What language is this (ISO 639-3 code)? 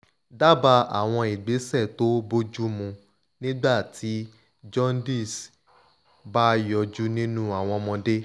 yor